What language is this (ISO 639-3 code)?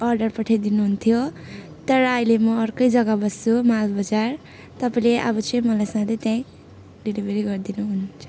nep